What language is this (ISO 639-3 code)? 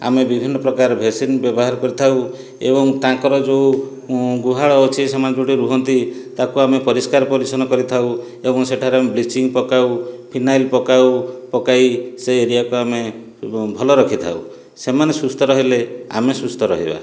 ori